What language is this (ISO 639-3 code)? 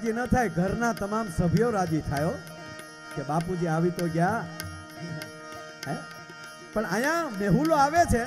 guj